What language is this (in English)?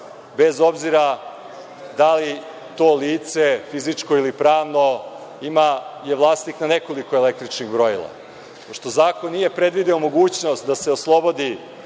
Serbian